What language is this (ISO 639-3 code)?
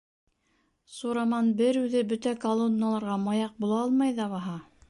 bak